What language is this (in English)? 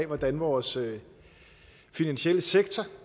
Danish